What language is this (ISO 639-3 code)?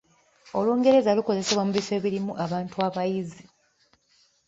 lug